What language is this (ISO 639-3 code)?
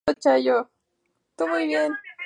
spa